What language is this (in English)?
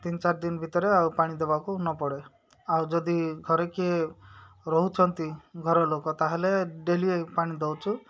Odia